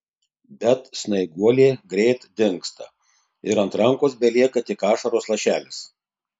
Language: Lithuanian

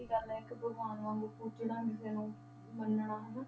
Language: Punjabi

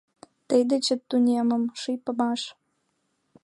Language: Mari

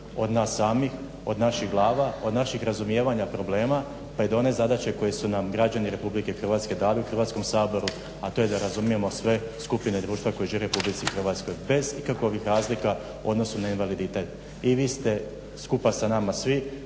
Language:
Croatian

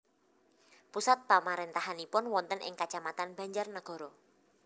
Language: Javanese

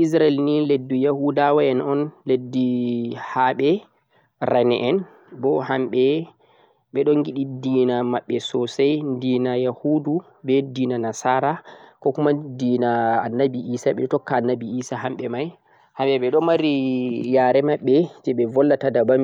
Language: Central-Eastern Niger Fulfulde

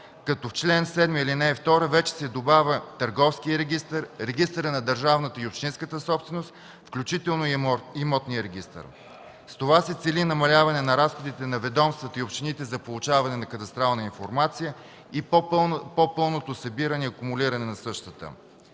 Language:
Bulgarian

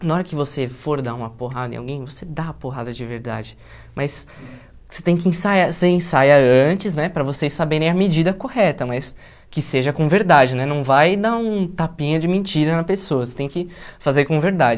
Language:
Portuguese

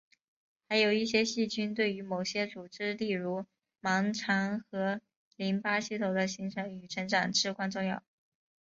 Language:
Chinese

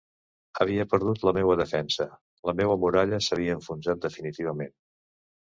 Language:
Catalan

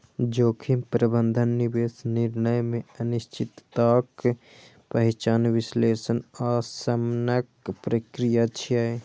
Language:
Maithili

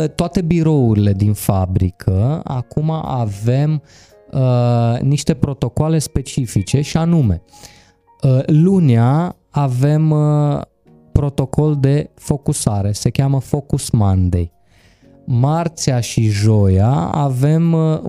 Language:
Romanian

